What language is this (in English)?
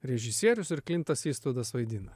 Lithuanian